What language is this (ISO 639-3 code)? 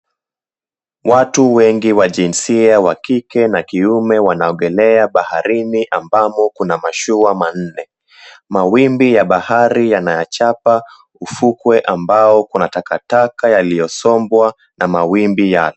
swa